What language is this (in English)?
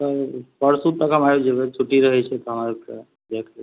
Maithili